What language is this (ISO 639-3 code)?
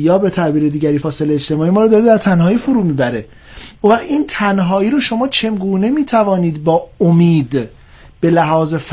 fas